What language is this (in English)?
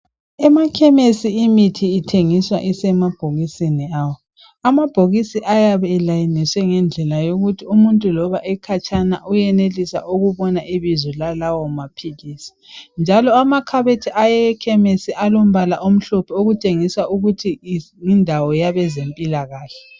North Ndebele